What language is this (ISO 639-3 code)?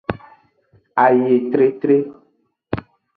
ajg